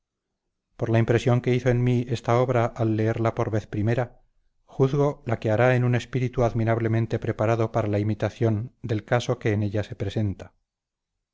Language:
Spanish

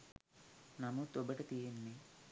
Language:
Sinhala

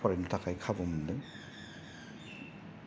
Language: Bodo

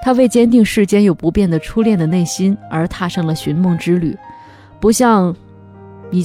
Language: Chinese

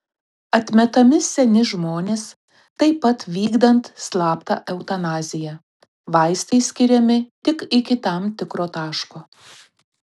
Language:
Lithuanian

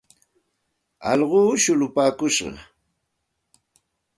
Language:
Santa Ana de Tusi Pasco Quechua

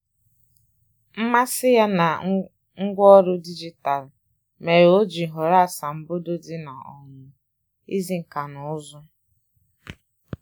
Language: Igbo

